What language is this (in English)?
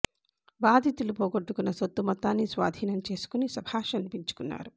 Telugu